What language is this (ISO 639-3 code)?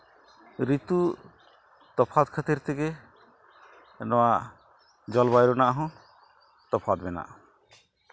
sat